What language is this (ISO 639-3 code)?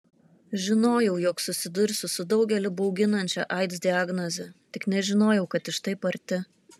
lit